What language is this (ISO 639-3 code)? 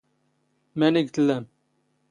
zgh